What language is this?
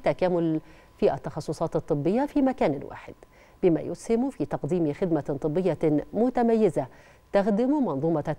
Arabic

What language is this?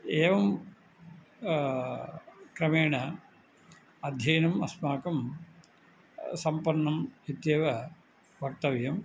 Sanskrit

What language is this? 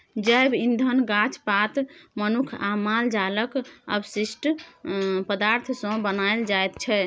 Maithili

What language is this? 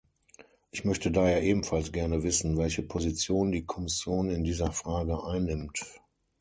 German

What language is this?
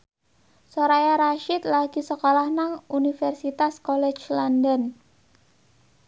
Javanese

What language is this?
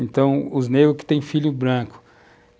Portuguese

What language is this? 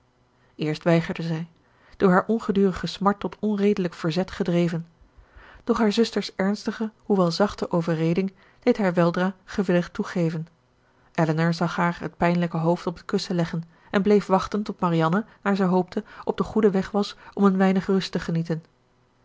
Dutch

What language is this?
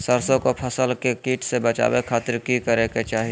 Magahi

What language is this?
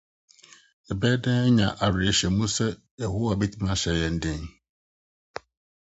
Akan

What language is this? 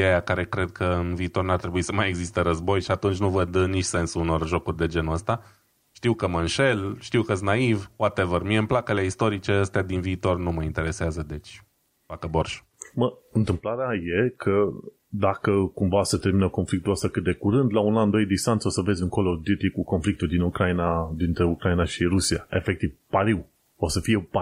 Romanian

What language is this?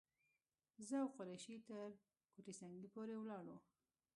Pashto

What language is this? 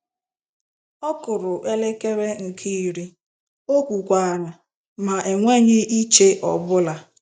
Igbo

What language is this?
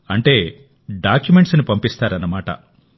Telugu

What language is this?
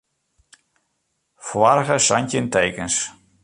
Western Frisian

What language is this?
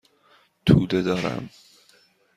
Persian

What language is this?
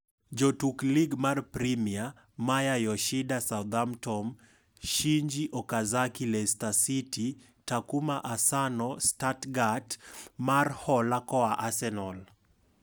Luo (Kenya and Tanzania)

